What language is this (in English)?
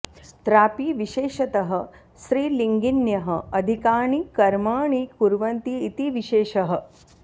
Sanskrit